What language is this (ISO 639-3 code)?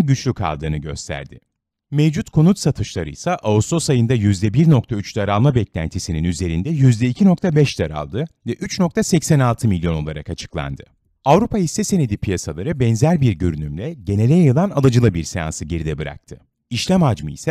tur